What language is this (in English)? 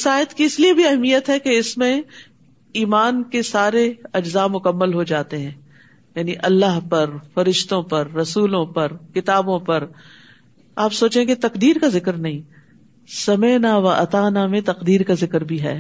Urdu